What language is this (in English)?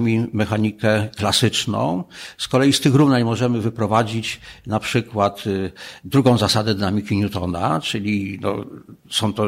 Polish